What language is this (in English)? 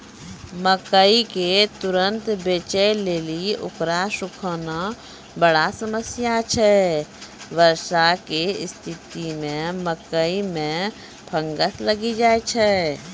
Maithili